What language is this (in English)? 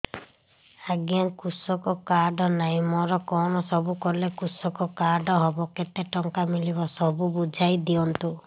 Odia